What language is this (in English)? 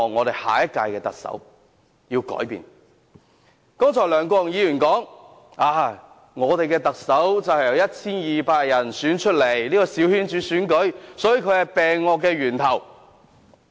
Cantonese